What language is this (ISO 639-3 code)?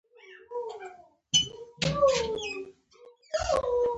pus